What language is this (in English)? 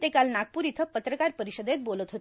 Marathi